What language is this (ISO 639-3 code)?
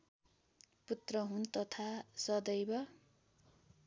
nep